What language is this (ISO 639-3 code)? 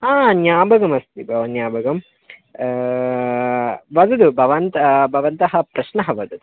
san